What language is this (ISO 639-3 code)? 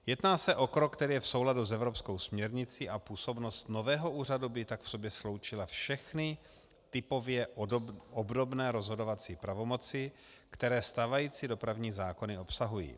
ces